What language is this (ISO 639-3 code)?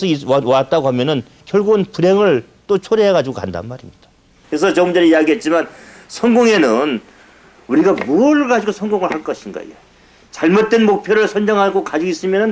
kor